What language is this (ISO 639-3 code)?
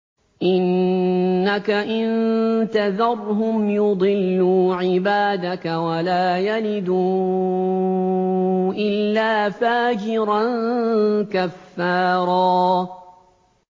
ara